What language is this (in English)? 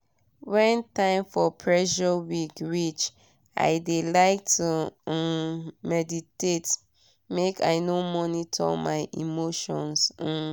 Nigerian Pidgin